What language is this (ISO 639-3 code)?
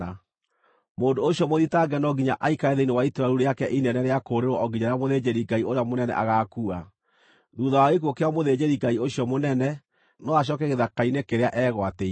kik